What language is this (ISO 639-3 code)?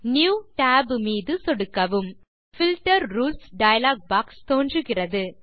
tam